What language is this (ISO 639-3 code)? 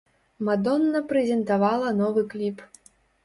bel